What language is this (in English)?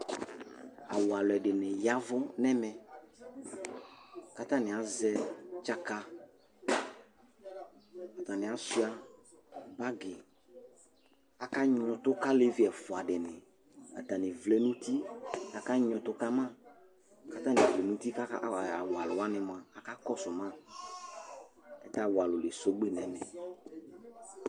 Ikposo